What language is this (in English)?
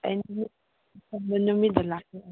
Manipuri